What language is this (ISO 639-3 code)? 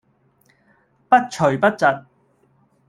yue